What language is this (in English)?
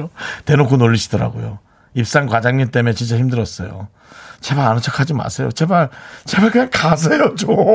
Korean